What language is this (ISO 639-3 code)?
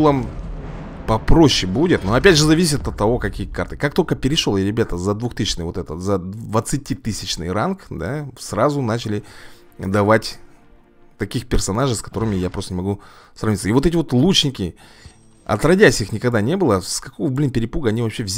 rus